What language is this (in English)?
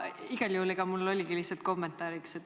Estonian